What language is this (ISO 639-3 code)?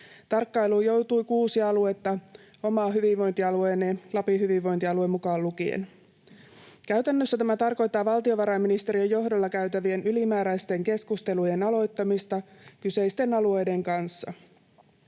fin